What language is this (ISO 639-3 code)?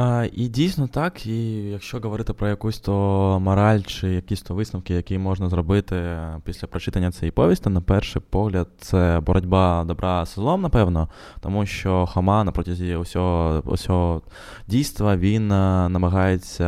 ukr